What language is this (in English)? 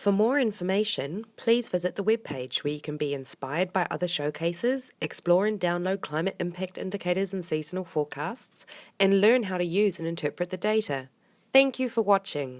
English